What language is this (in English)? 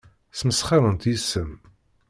Kabyle